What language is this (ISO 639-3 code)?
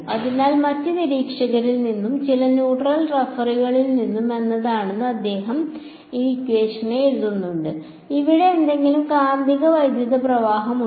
mal